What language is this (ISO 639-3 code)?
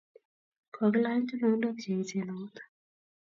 kln